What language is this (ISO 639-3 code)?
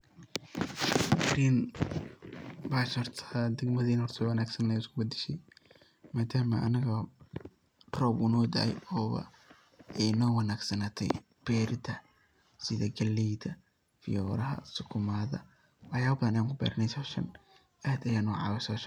som